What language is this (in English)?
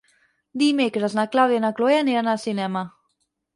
Catalan